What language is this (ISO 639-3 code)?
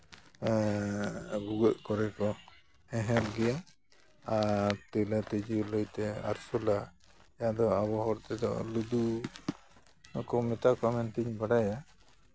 sat